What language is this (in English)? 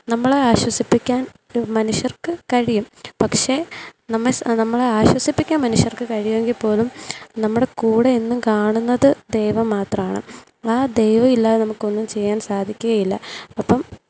Malayalam